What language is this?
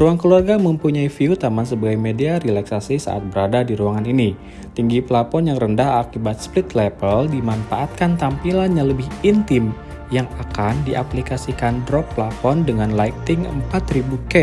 Indonesian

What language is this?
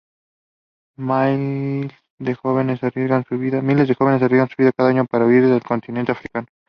Spanish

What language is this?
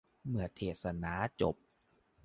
Thai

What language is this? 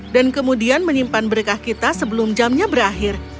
Indonesian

